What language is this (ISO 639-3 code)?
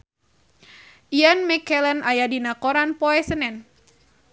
sun